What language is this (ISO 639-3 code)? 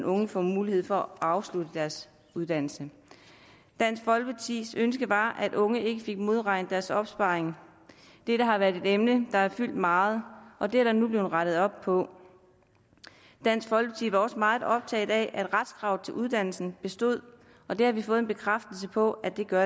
dan